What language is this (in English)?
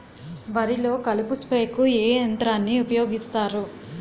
Telugu